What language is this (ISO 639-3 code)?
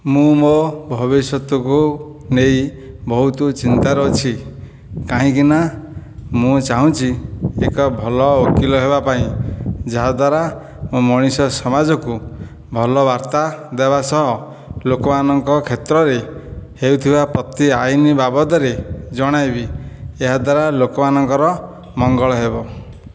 ori